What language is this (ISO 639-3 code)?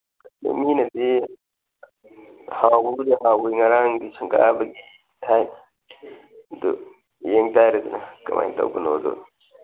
mni